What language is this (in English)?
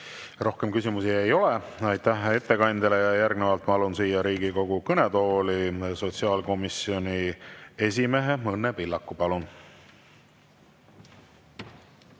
Estonian